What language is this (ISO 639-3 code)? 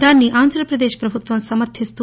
tel